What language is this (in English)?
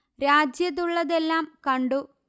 Malayalam